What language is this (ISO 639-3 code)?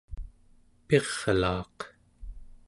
esu